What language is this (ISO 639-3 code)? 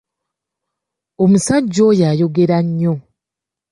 lug